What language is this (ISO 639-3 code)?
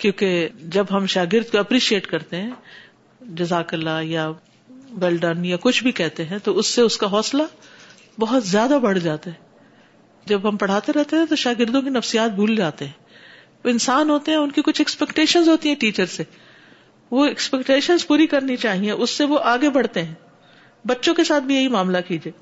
urd